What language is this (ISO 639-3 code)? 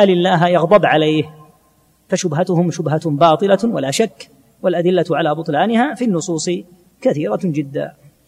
ara